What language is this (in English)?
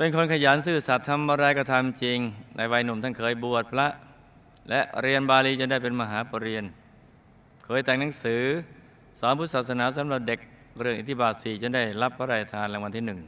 Thai